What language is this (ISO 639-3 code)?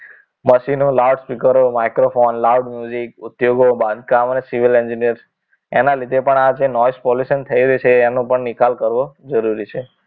guj